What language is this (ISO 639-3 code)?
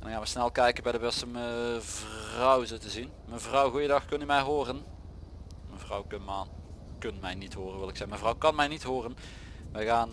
nld